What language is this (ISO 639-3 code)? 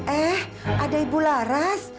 ind